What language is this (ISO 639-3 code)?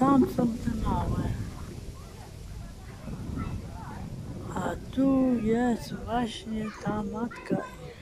pol